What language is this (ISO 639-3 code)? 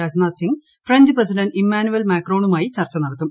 mal